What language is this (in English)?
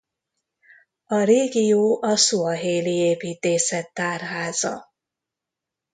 Hungarian